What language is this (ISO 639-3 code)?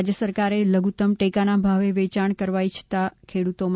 guj